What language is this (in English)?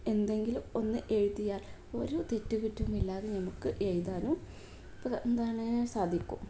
Malayalam